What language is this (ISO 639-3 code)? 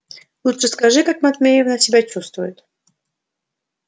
rus